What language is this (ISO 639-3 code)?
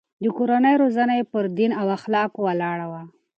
pus